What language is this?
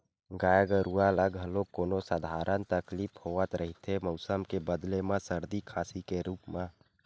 Chhattisgarhi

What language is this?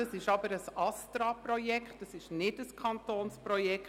Swiss German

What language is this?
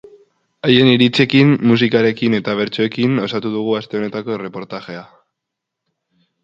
Basque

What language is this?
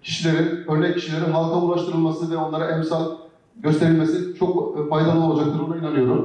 Turkish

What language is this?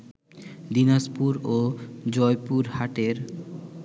Bangla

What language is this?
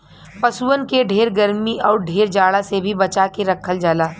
Bhojpuri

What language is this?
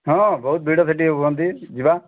Odia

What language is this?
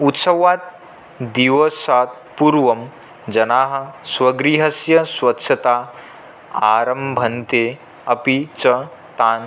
Sanskrit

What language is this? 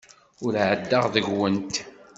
Kabyle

